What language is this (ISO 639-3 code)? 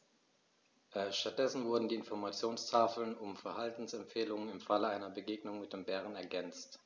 deu